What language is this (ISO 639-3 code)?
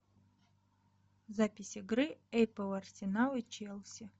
rus